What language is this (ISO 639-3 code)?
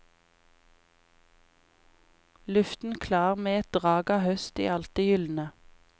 nor